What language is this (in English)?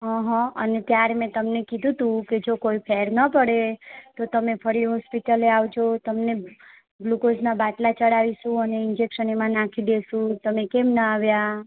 Gujarati